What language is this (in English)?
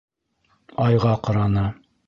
Bashkir